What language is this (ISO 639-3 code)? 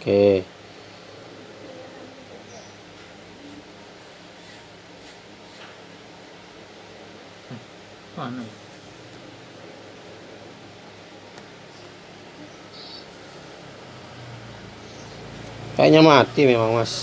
ind